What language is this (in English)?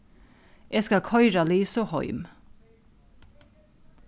Faroese